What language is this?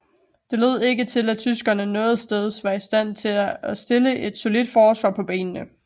Danish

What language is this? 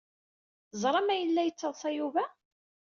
Kabyle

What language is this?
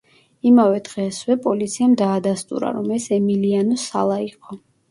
Georgian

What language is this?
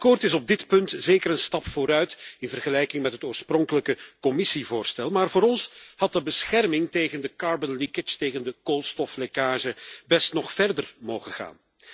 Dutch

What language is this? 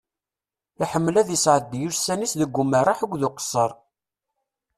Kabyle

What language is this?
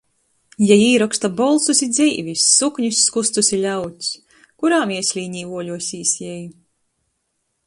Latgalian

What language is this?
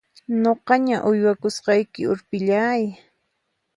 Puno Quechua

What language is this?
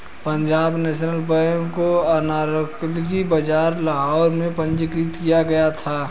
Hindi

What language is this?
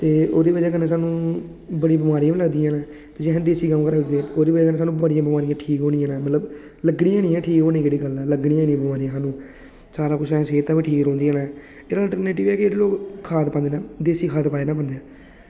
Dogri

